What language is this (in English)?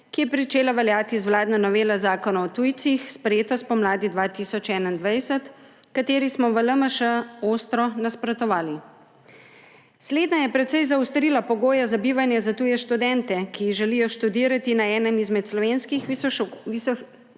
Slovenian